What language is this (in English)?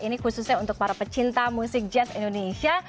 Indonesian